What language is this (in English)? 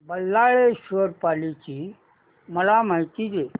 Marathi